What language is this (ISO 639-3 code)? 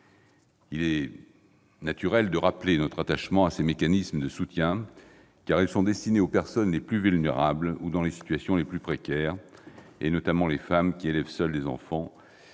fra